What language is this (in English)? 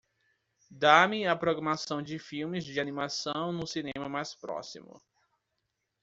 Portuguese